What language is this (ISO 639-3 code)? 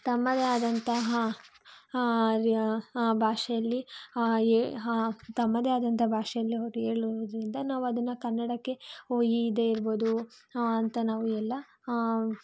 kan